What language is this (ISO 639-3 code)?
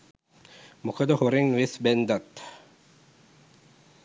sin